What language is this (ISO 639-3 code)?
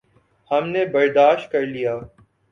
urd